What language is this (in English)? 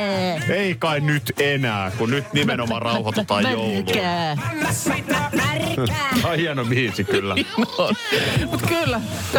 Finnish